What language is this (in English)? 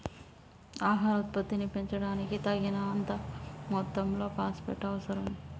Telugu